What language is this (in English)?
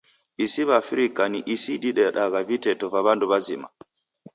Taita